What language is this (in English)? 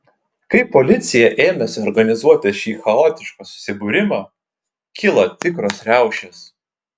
Lithuanian